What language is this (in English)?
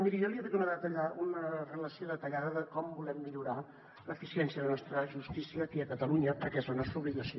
Catalan